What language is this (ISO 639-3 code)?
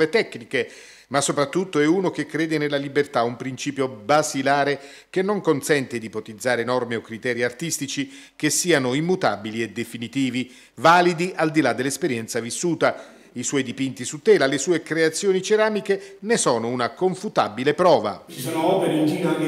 ita